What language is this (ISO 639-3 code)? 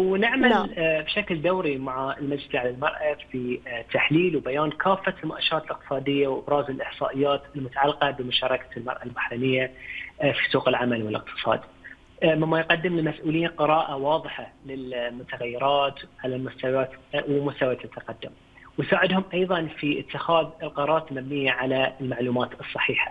ara